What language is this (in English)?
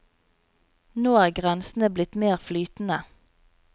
Norwegian